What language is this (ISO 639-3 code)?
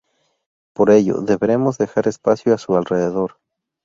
spa